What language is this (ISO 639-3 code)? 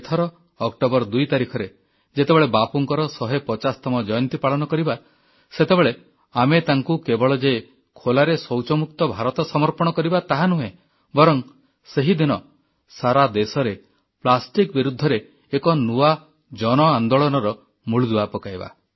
ori